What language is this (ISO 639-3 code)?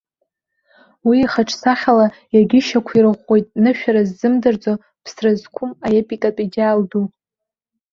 abk